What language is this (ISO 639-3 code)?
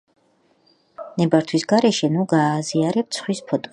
kat